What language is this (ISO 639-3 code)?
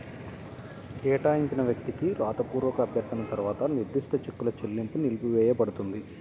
tel